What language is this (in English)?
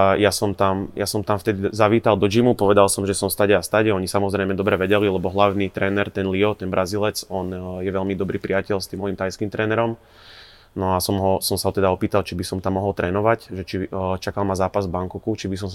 Slovak